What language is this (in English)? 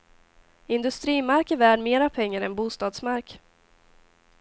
Swedish